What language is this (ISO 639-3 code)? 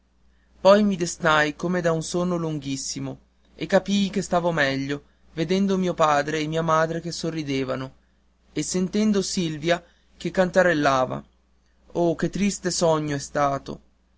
ita